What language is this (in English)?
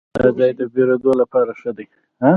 Pashto